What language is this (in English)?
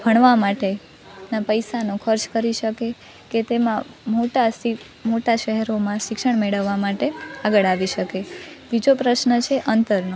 Gujarati